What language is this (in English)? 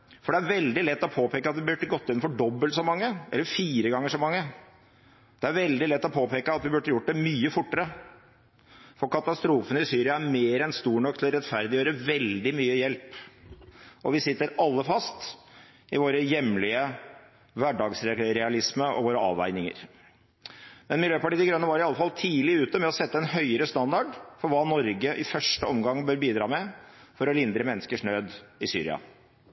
Norwegian Bokmål